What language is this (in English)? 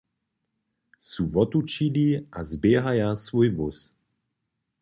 Upper Sorbian